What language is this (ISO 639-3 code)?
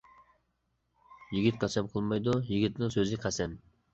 uig